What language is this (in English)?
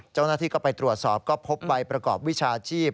Thai